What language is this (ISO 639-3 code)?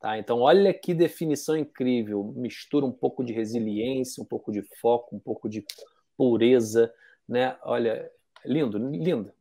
por